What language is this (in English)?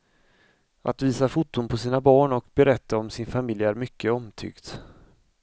Swedish